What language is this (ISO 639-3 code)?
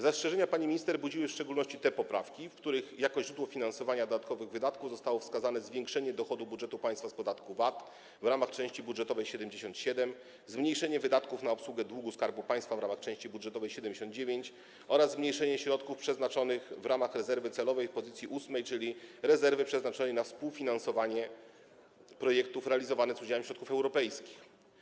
pol